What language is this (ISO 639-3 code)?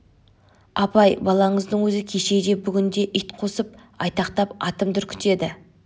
kaz